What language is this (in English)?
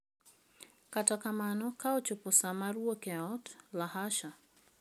Luo (Kenya and Tanzania)